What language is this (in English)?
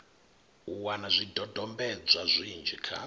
Venda